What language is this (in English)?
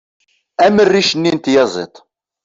Kabyle